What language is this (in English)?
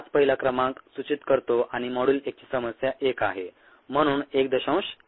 Marathi